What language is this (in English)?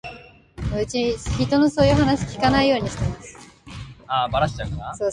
Japanese